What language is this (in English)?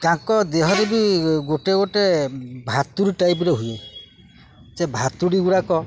Odia